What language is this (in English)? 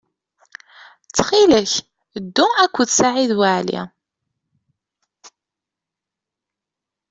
Kabyle